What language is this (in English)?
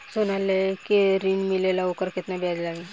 Bhojpuri